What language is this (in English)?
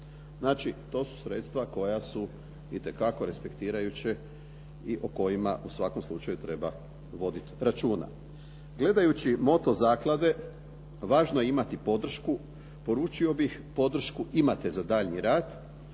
Croatian